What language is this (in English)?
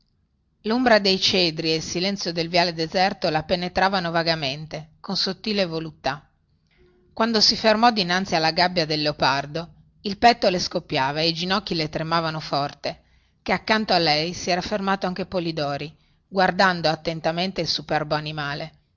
Italian